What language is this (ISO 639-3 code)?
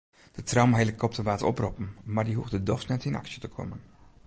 fry